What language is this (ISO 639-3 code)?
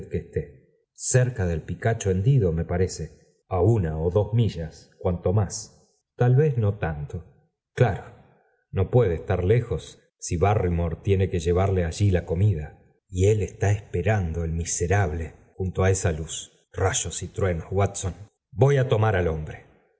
spa